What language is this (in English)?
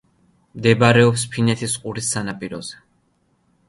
Georgian